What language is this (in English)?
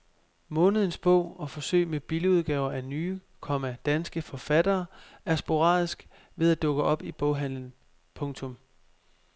Danish